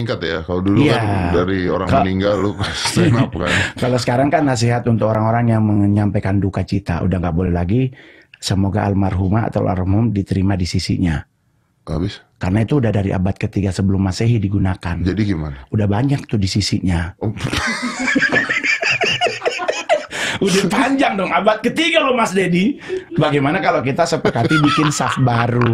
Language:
Indonesian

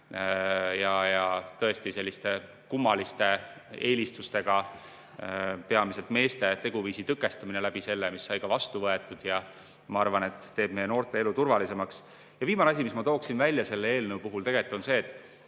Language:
Estonian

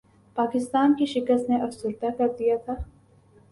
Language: Urdu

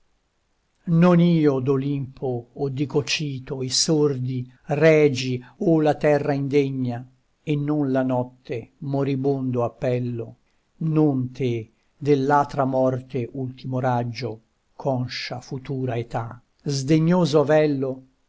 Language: Italian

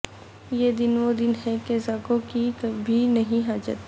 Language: Urdu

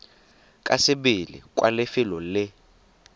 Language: Tswana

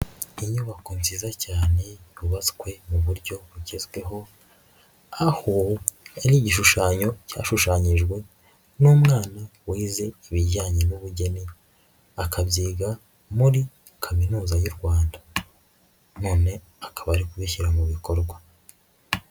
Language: Kinyarwanda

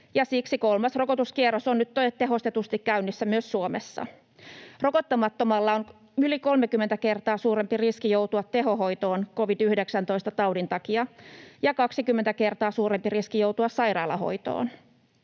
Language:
Finnish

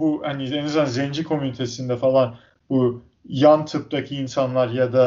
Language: Turkish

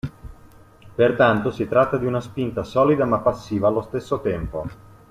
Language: Italian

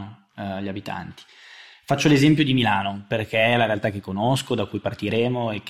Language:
Italian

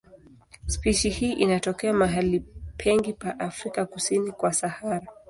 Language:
Swahili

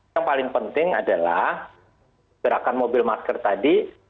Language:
Indonesian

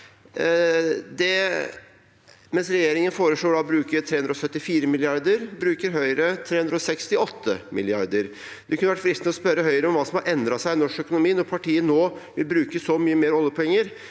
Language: Norwegian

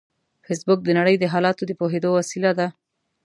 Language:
Pashto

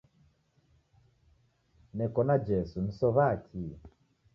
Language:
Taita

